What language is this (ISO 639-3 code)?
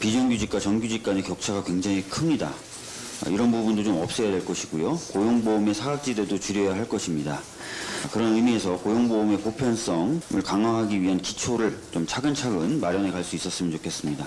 kor